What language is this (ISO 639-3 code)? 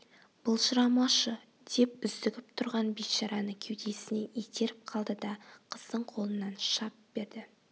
kaz